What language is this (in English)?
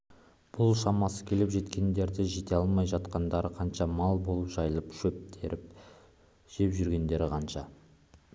Kazakh